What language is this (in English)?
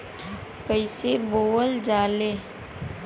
Bhojpuri